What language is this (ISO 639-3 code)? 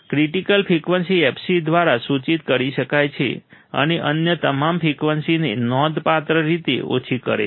guj